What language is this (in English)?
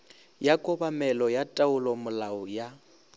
Northern Sotho